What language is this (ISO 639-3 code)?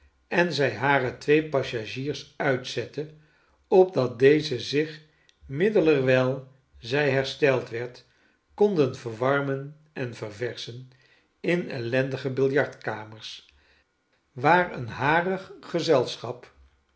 nld